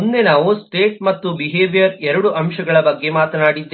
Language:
Kannada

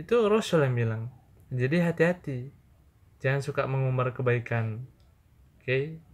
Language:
Indonesian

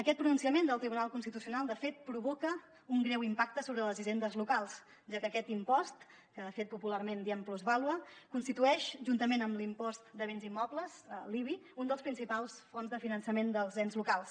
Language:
Catalan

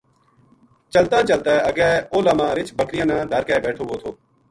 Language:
Gujari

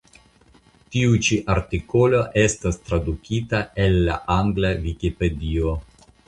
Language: Esperanto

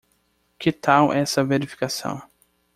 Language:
Portuguese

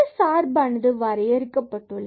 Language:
Tamil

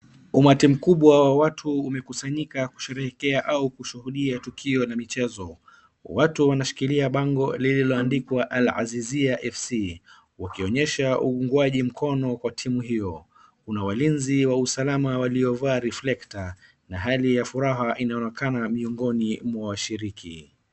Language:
Swahili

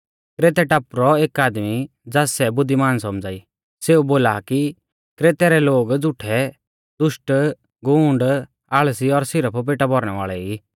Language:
Mahasu Pahari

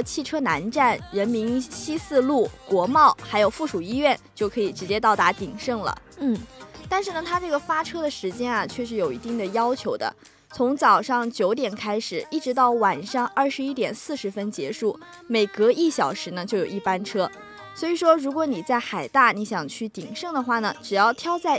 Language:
Chinese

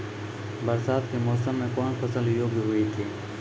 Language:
Maithili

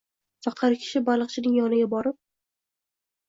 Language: Uzbek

